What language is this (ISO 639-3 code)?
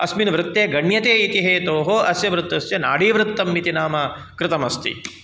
san